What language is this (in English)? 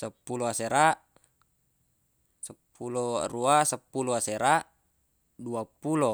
Buginese